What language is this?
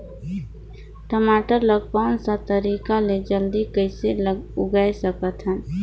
Chhattisgarhi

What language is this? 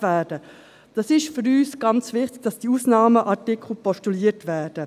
Swiss German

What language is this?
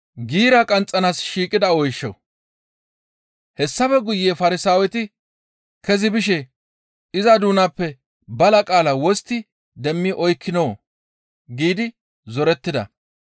Gamo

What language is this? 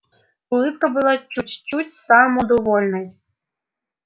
Russian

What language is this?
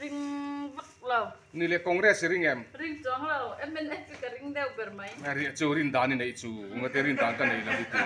Thai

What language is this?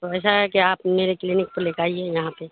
Urdu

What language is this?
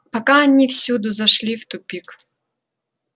Russian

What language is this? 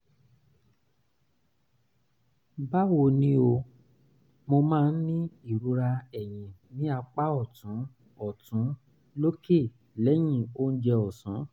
Yoruba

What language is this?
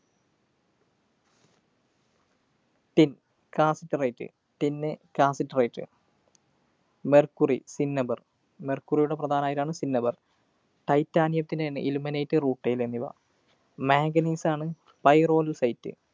Malayalam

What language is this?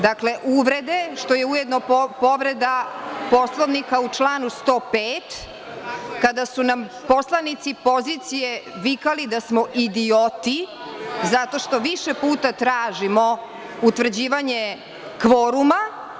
Serbian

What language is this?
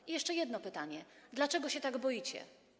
Polish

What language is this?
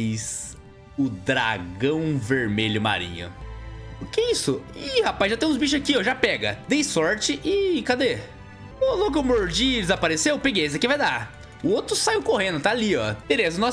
Portuguese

